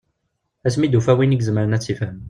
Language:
Kabyle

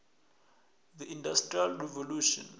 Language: South Ndebele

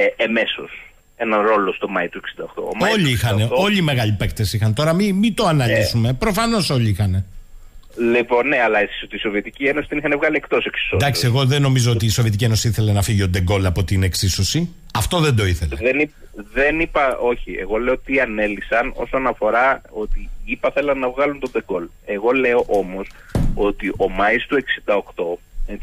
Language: Greek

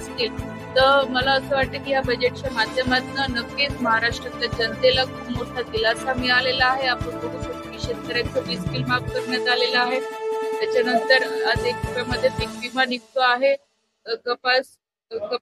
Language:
Marathi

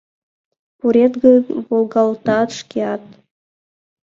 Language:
Mari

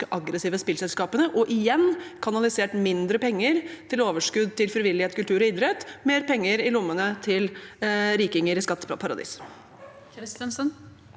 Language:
Norwegian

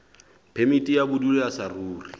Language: Southern Sotho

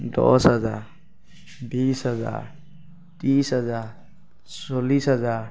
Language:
Assamese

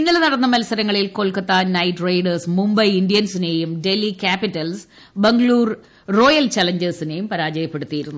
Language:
Malayalam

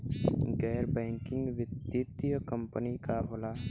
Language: Bhojpuri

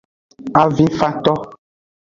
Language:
Aja (Benin)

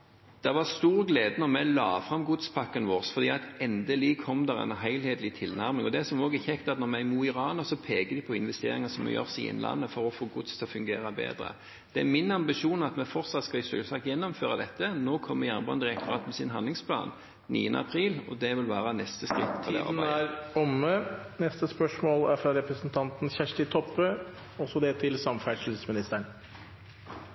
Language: Norwegian Bokmål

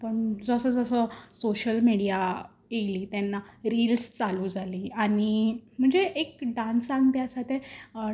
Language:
Konkani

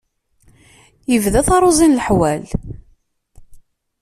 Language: Kabyle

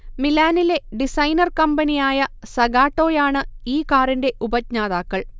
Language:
Malayalam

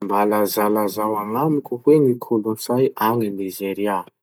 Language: Masikoro Malagasy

